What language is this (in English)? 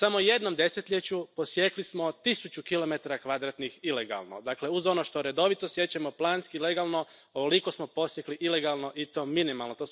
Croatian